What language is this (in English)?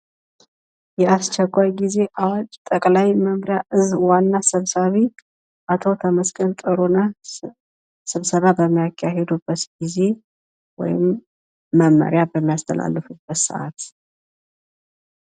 Amharic